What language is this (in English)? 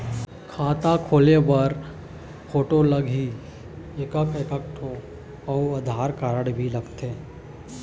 Chhattisgarhi